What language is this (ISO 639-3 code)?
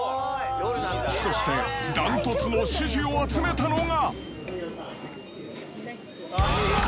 jpn